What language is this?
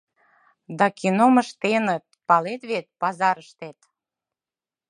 Mari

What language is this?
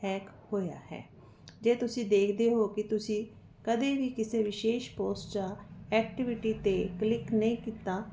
Punjabi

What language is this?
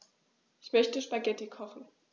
German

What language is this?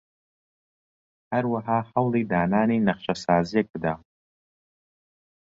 Central Kurdish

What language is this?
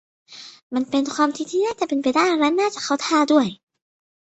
Thai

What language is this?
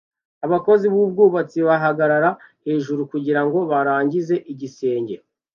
Kinyarwanda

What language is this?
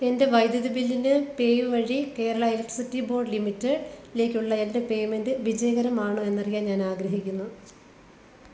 Malayalam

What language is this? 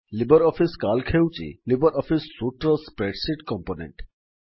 Odia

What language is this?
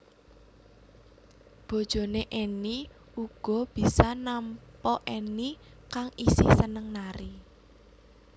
Javanese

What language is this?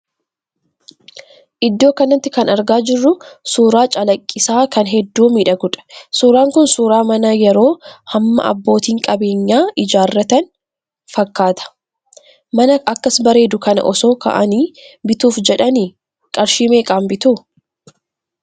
Oromo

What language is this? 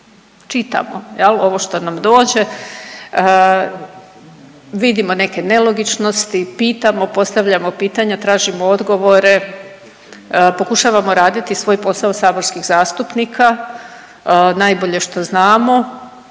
Croatian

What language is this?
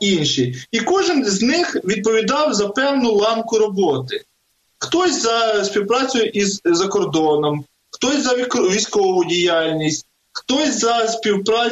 Ukrainian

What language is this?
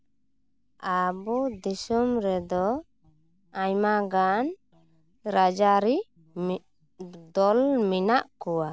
Santali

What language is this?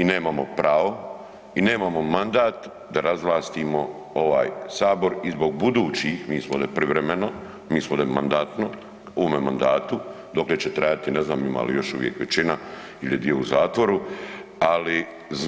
Croatian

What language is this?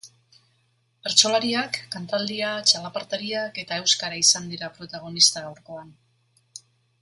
Basque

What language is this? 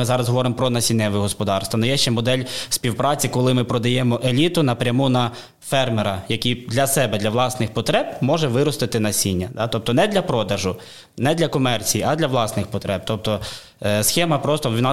Ukrainian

